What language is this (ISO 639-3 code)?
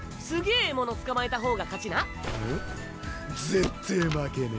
jpn